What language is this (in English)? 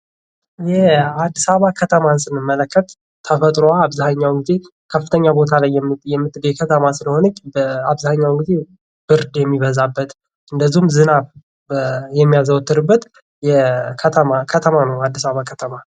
Amharic